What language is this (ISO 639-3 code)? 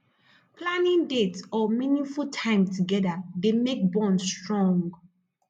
pcm